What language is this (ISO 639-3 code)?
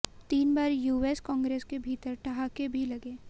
hin